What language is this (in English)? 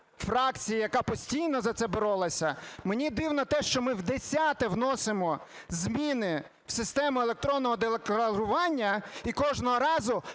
Ukrainian